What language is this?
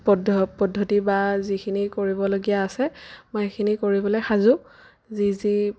Assamese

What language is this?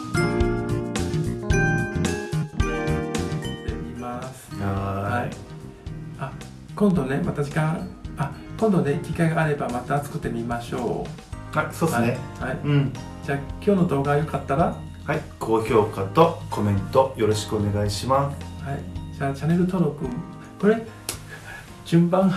Japanese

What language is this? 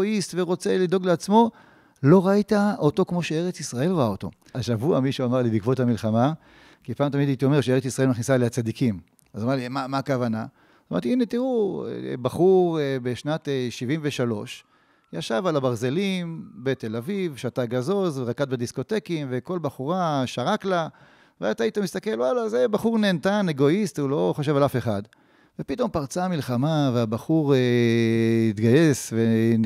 Hebrew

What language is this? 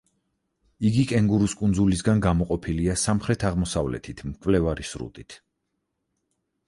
Georgian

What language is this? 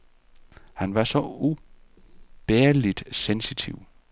Danish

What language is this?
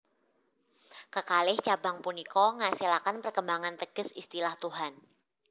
Javanese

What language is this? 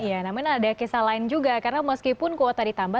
Indonesian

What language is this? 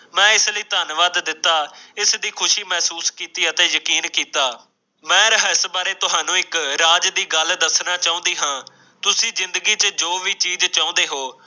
Punjabi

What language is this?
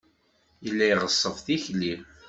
Kabyle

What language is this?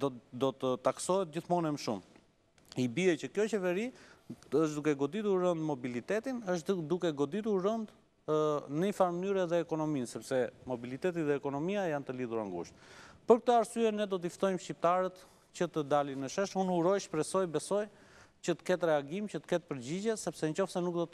Romanian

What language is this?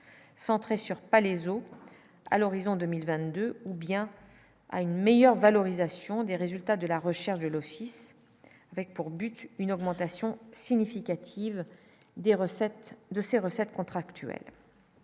French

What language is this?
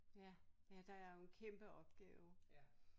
Danish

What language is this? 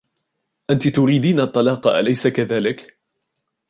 Arabic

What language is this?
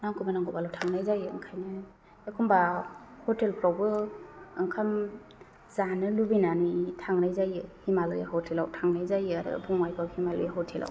Bodo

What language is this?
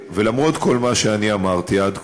Hebrew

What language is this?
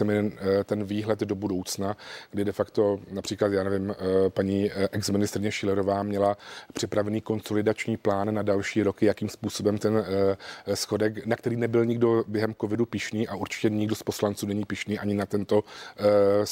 Czech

